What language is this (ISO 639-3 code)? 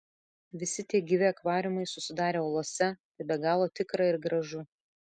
lit